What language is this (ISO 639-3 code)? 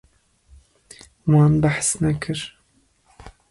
kur